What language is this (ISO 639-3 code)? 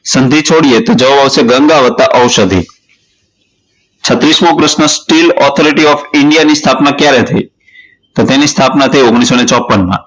guj